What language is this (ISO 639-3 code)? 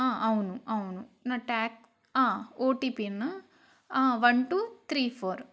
tel